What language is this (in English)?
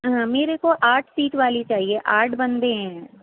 Urdu